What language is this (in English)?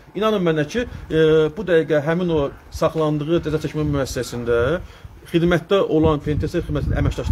Turkish